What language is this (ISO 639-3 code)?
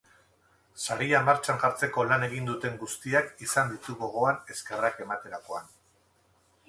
eus